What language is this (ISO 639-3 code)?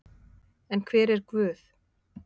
isl